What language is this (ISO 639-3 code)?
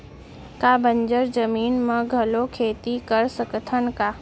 hne